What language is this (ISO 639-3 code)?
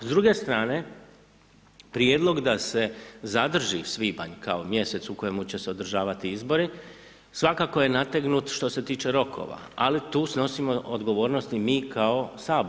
hrv